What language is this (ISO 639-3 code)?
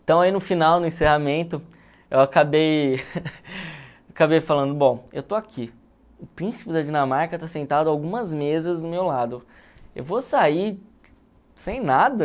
por